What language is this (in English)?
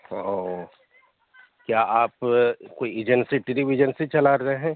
Urdu